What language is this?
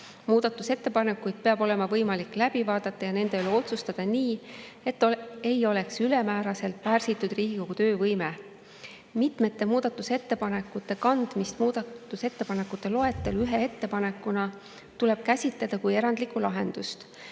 Estonian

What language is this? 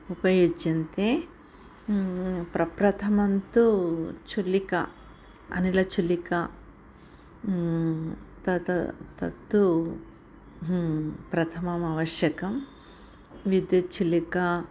Sanskrit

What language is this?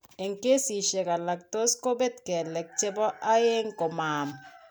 Kalenjin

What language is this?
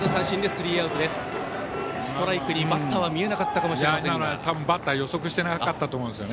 Japanese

